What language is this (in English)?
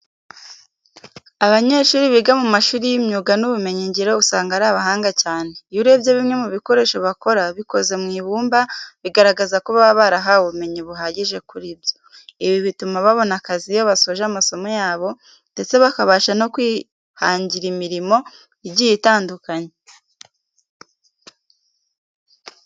Kinyarwanda